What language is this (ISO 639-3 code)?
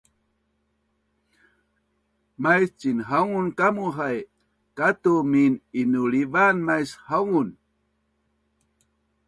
bnn